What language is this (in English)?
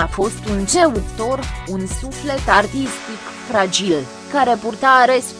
Romanian